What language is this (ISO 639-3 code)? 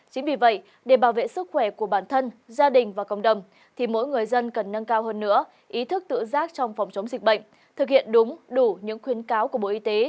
vie